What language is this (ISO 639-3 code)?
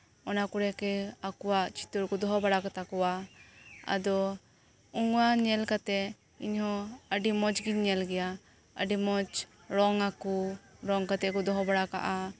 sat